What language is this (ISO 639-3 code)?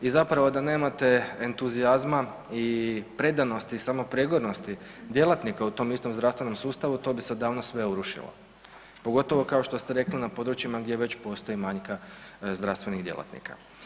hrv